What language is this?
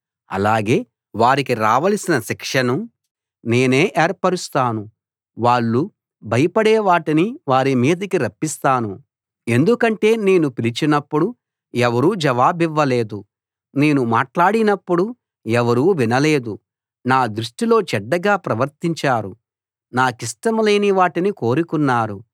Telugu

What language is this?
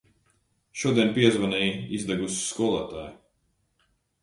Latvian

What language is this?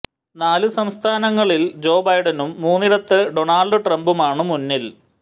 Malayalam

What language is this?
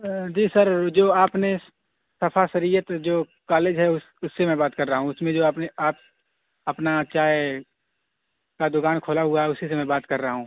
Urdu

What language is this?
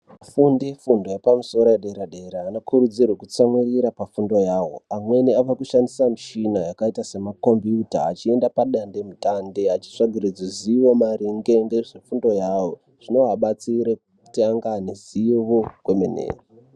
Ndau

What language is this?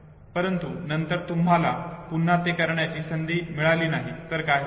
Marathi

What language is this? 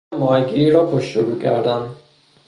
Persian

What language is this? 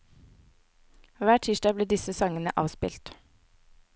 Norwegian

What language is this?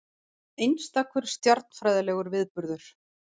Icelandic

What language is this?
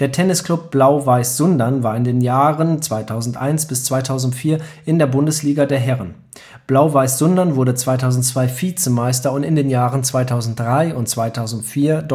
German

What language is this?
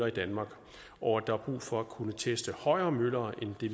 Danish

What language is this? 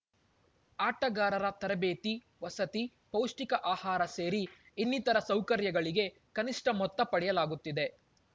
Kannada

